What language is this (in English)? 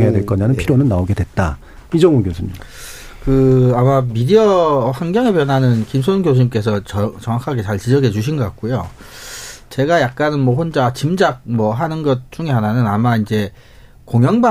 Korean